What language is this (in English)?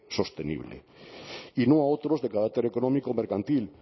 Spanish